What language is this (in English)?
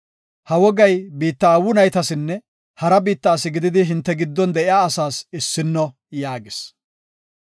Gofa